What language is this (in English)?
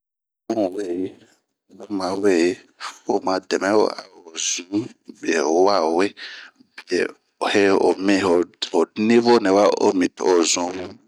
Bomu